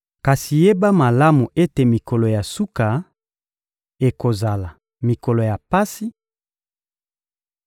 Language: Lingala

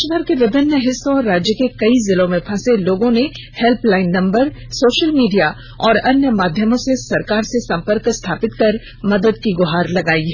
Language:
Hindi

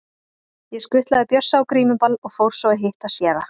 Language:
Icelandic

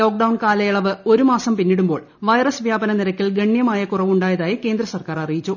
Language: Malayalam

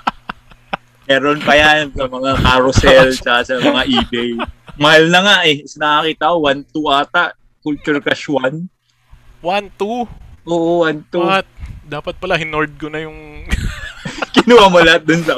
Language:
Filipino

